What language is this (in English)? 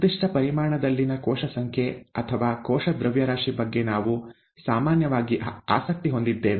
Kannada